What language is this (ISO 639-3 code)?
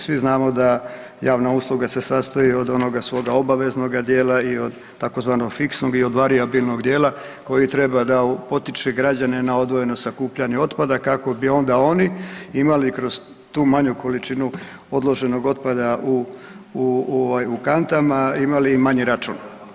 hrv